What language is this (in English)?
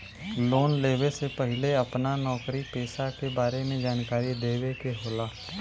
Bhojpuri